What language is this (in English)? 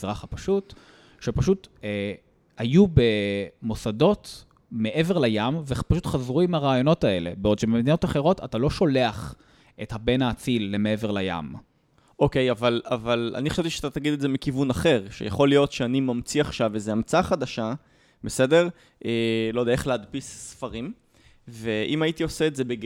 Hebrew